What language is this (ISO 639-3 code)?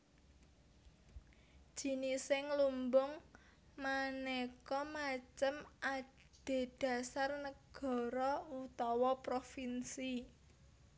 jav